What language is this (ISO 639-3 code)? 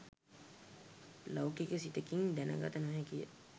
sin